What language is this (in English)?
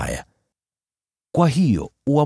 Swahili